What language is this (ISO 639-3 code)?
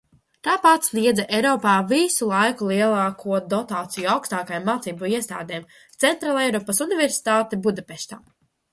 lav